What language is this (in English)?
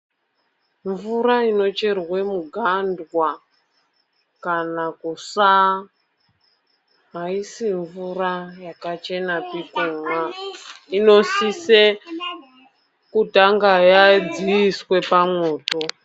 Ndau